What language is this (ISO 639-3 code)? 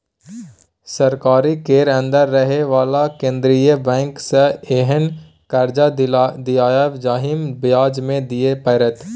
mai